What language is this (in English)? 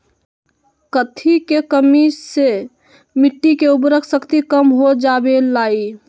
Magahi